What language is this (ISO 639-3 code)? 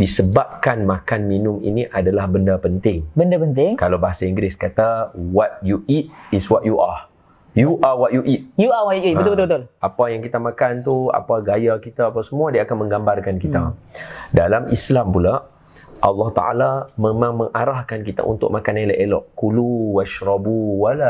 msa